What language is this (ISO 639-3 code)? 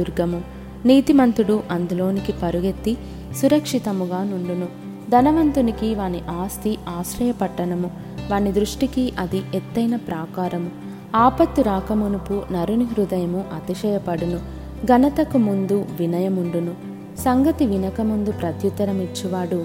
tel